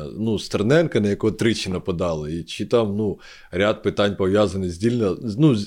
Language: Ukrainian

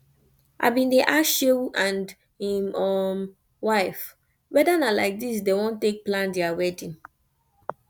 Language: Nigerian Pidgin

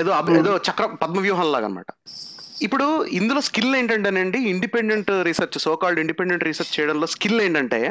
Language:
Telugu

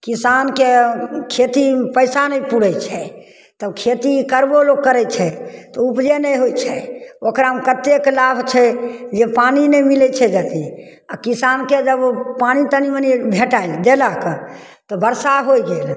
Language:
Maithili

